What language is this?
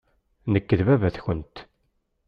Kabyle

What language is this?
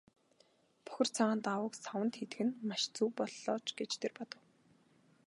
Mongolian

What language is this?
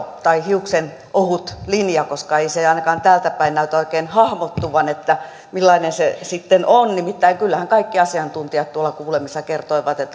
Finnish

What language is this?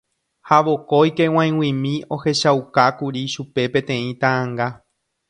Guarani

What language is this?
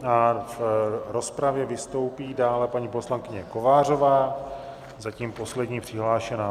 Czech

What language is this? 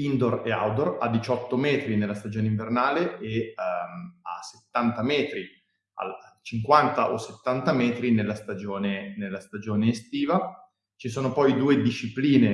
Italian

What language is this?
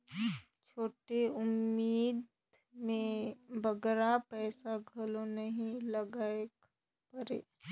Chhattisgarhi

